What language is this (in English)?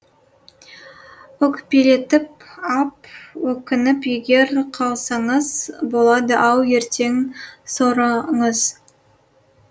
Kazakh